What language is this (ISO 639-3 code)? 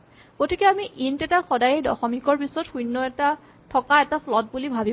asm